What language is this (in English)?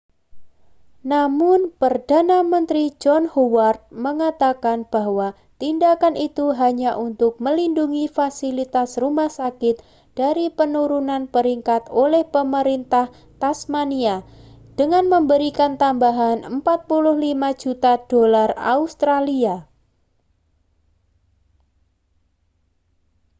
Indonesian